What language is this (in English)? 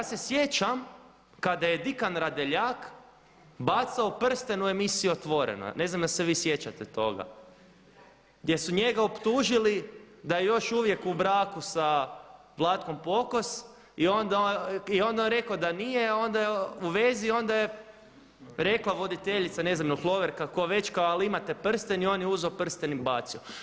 Croatian